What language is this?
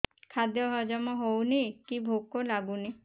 Odia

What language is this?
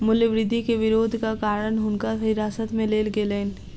Maithili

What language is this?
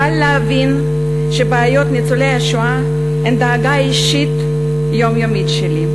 Hebrew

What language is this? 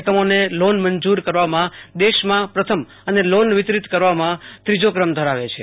Gujarati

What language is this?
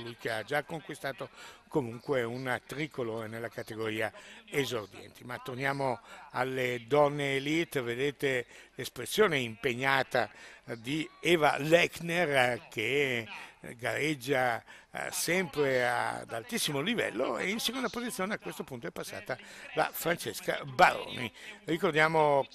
Italian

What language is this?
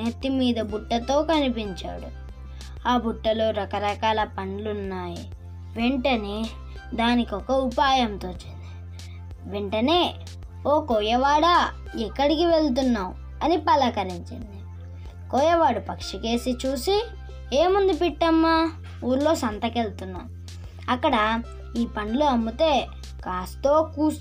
Telugu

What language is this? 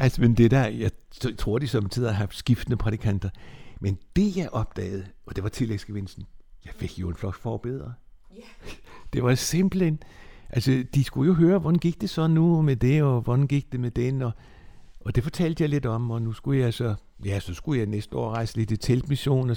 Danish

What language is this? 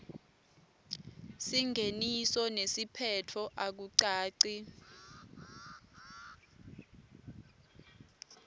Swati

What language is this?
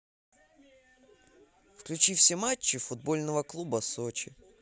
Russian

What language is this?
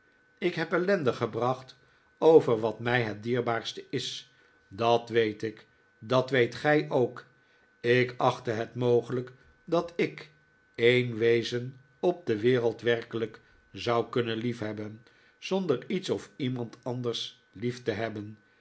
Dutch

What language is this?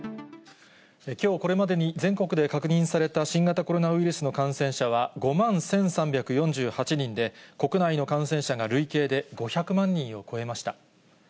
Japanese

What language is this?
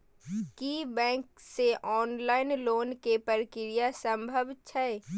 Maithili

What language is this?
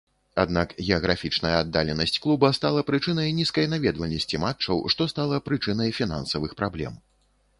Belarusian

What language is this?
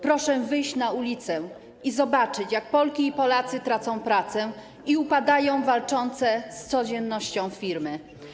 Polish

